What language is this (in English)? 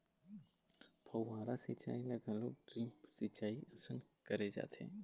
Chhattisgarhi